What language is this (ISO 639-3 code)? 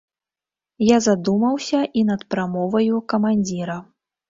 bel